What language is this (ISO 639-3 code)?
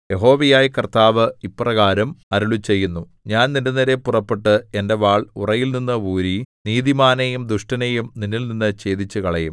mal